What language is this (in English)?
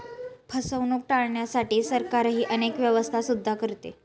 Marathi